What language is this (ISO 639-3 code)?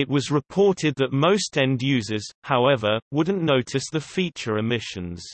eng